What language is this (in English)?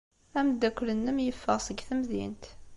Kabyle